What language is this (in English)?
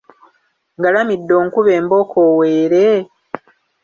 Ganda